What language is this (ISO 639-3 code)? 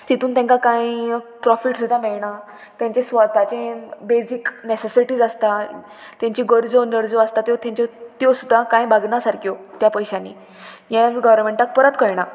kok